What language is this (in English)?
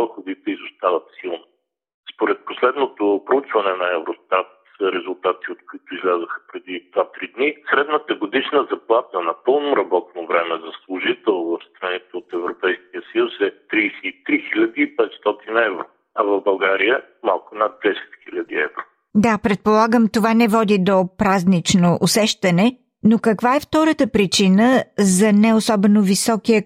Bulgarian